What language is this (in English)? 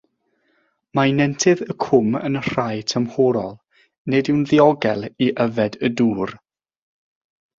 Welsh